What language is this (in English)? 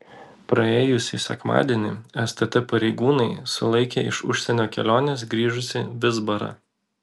Lithuanian